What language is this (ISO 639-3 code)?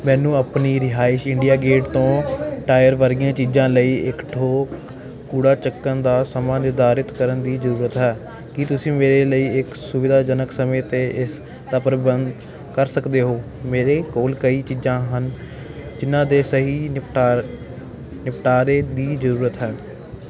pan